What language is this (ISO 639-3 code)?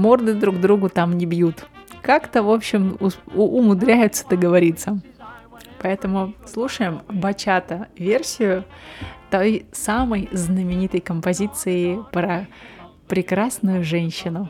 rus